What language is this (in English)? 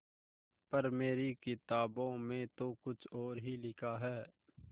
Hindi